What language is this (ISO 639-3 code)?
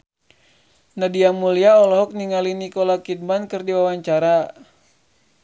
sun